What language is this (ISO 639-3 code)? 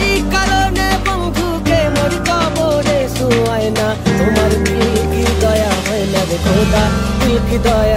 ara